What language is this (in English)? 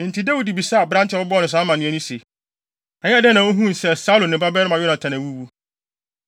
Akan